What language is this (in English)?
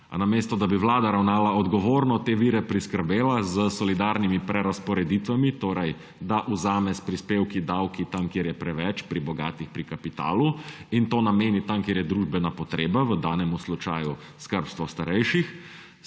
Slovenian